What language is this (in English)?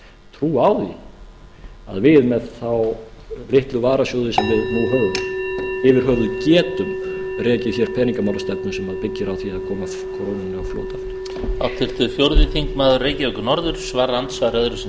Icelandic